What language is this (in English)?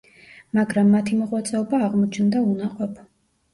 Georgian